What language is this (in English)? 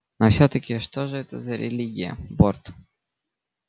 Russian